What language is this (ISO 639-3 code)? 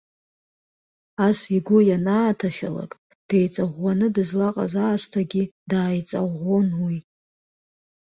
abk